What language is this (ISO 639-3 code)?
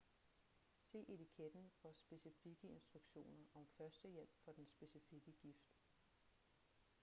dan